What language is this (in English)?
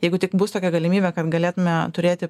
Lithuanian